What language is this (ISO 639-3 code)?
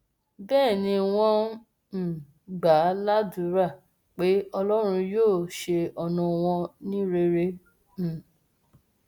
yor